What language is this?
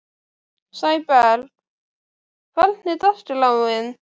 Icelandic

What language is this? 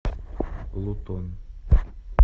Russian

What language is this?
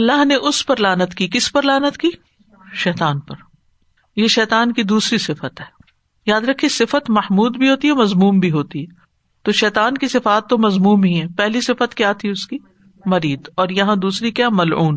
Urdu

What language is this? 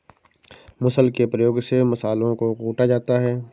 Hindi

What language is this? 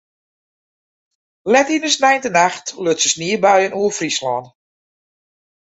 Western Frisian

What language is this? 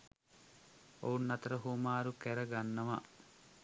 Sinhala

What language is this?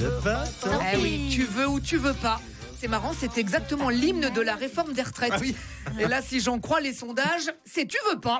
French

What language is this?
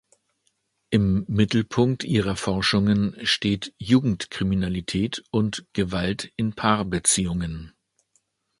German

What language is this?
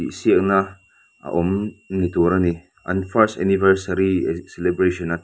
Mizo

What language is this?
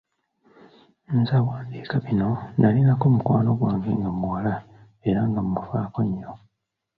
Ganda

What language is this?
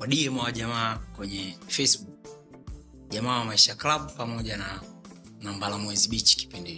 Swahili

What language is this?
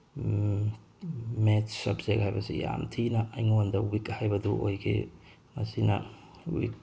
Manipuri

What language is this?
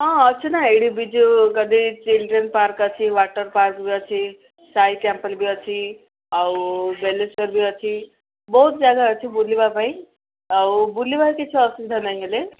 Odia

